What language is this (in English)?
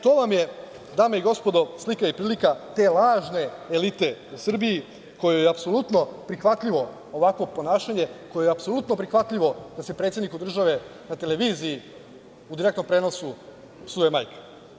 Serbian